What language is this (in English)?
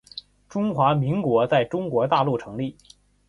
Chinese